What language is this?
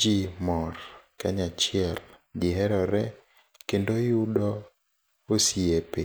Luo (Kenya and Tanzania)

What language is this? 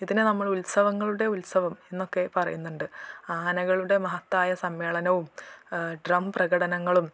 Malayalam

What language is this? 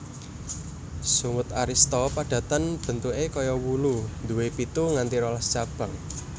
Javanese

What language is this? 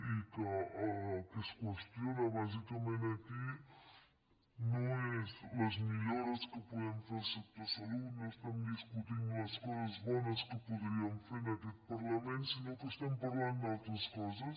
Catalan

